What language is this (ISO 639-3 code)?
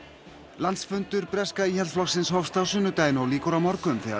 isl